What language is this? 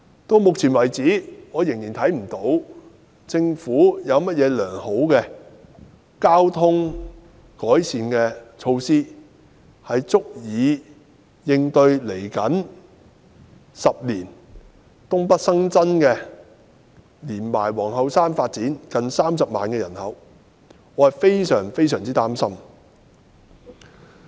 Cantonese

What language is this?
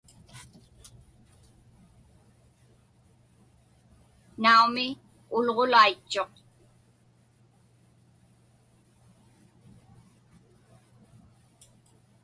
Inupiaq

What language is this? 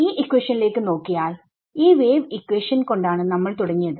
Malayalam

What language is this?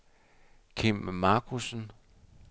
Danish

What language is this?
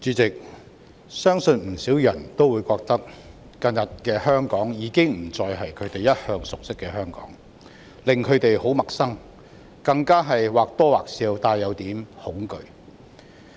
Cantonese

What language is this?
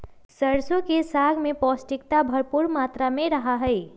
Magahi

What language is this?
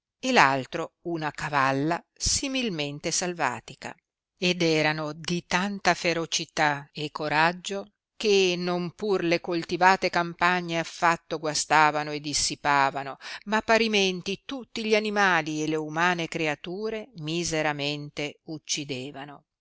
Italian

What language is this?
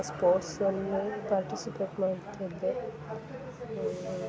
Kannada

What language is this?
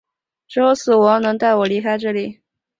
Chinese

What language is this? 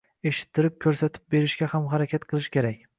Uzbek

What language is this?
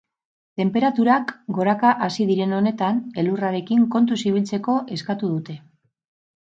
Basque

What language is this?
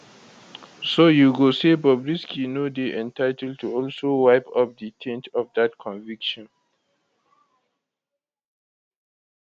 Nigerian Pidgin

